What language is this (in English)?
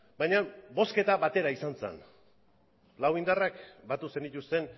Basque